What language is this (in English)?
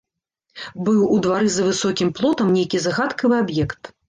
Belarusian